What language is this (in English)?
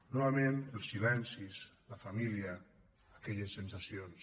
Catalan